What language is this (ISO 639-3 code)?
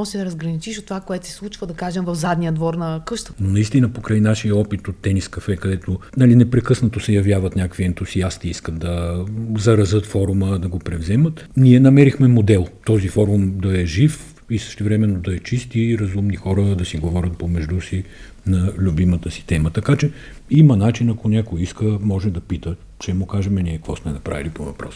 bul